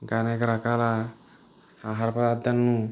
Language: Telugu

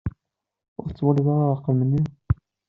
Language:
Kabyle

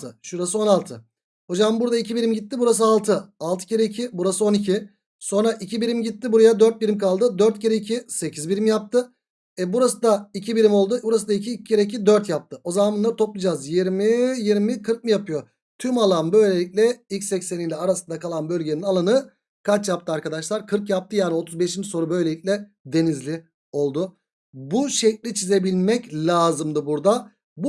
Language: Turkish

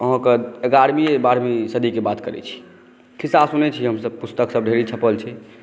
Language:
Maithili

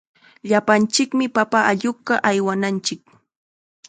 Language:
Chiquián Ancash Quechua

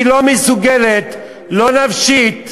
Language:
Hebrew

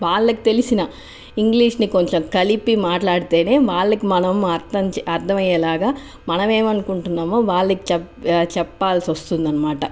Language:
Telugu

